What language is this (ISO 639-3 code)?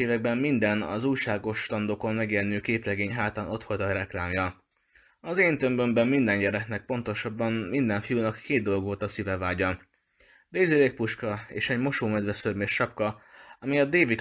hun